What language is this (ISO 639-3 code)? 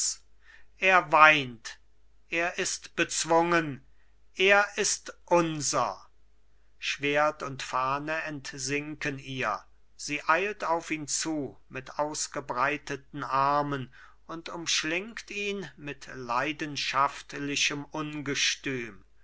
deu